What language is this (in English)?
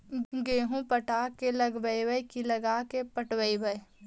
Magahi